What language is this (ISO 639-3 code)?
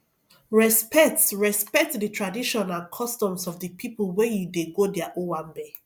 pcm